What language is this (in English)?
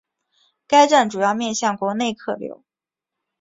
Chinese